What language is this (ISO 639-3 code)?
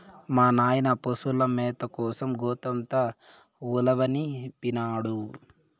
tel